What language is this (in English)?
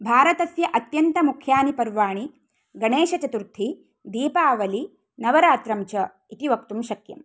Sanskrit